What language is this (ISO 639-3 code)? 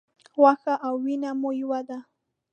pus